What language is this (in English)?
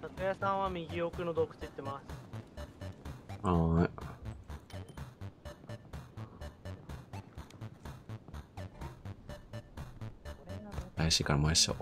Japanese